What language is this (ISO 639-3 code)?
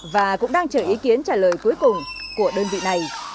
vie